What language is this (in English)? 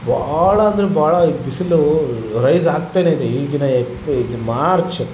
Kannada